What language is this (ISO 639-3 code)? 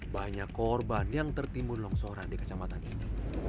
ind